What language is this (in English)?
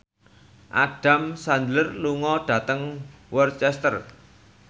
Javanese